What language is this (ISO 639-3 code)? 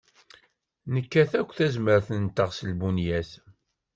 kab